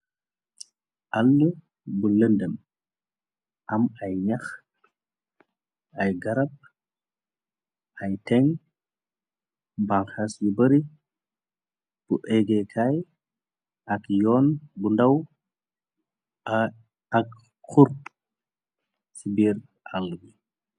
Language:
Wolof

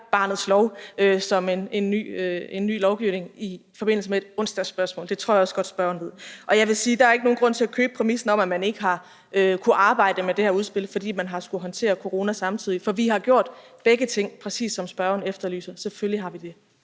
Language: Danish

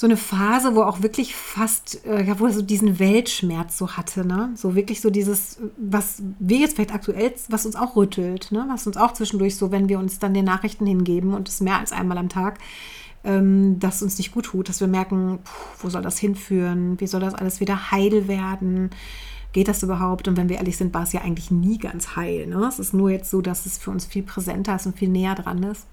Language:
German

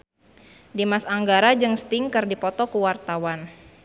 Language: Sundanese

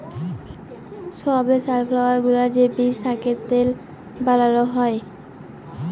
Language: Bangla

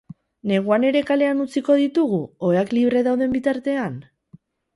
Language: Basque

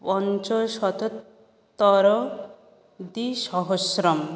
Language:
Sanskrit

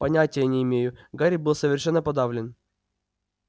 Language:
Russian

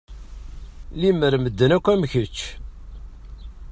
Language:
Kabyle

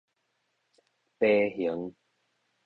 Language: Min Nan Chinese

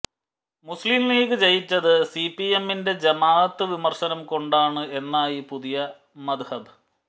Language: Malayalam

